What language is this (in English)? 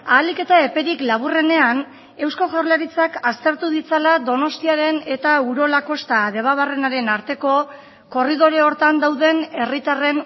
Basque